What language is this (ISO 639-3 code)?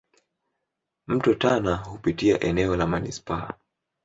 swa